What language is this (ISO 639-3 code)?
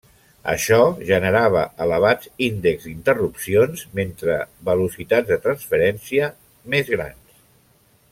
cat